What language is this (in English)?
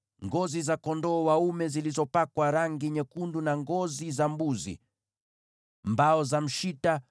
Swahili